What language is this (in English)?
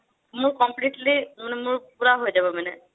Assamese